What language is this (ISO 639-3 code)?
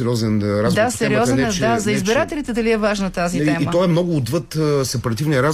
bul